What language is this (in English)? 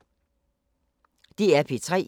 Danish